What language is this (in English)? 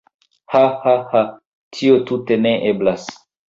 Esperanto